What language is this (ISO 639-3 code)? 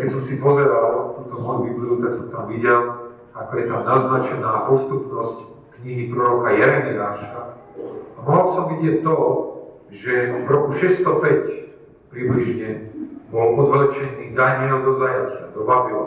slk